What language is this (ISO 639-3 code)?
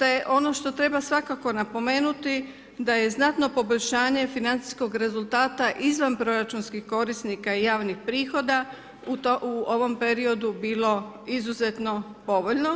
hrv